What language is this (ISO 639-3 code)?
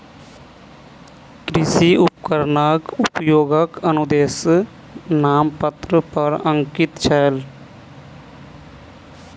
mai